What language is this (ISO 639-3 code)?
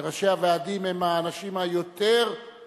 heb